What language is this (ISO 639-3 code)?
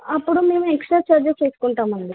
tel